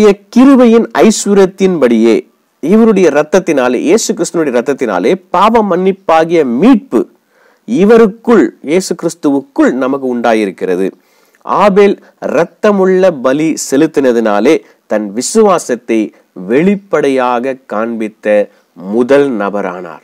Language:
English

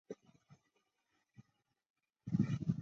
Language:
Chinese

